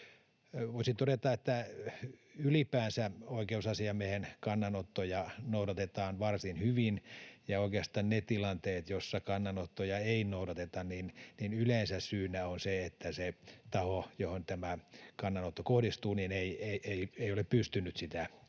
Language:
Finnish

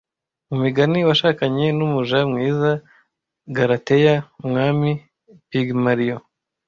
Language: Kinyarwanda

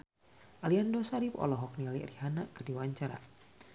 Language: Sundanese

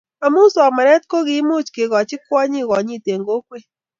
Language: Kalenjin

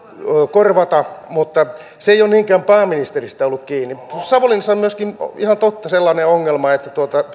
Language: Finnish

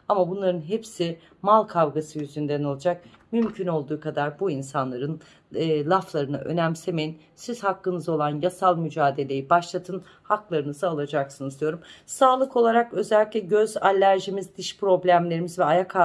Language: Turkish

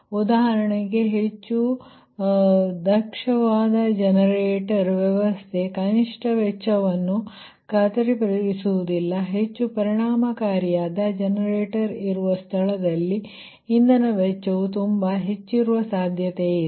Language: Kannada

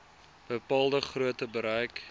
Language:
Afrikaans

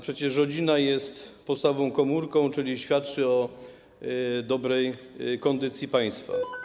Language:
Polish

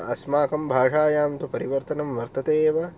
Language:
Sanskrit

